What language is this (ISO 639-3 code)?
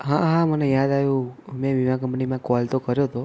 guj